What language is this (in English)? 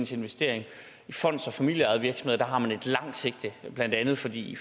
Danish